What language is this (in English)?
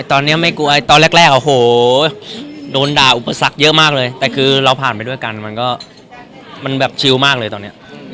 Thai